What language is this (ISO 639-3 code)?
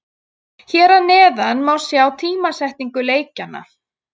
isl